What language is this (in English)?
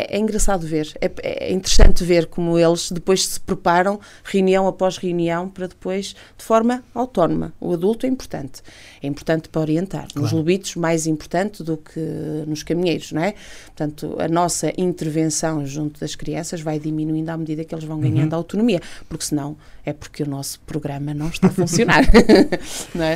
Portuguese